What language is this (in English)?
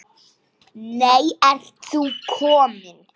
Icelandic